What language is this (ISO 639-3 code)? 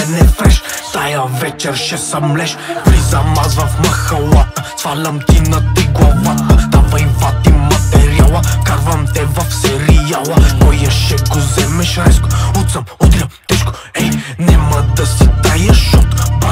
rus